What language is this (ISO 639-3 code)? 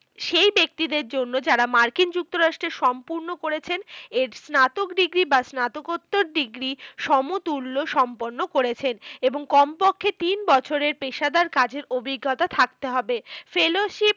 ben